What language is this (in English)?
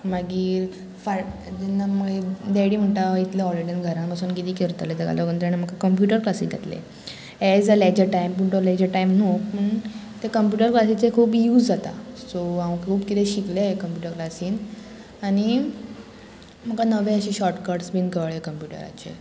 Konkani